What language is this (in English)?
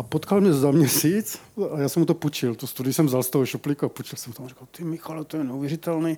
Czech